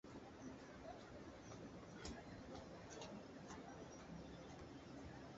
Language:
Medumba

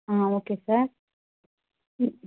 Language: Tamil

